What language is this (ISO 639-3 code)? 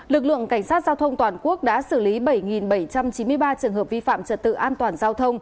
vie